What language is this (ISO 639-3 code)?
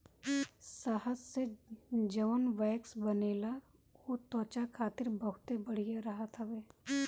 bho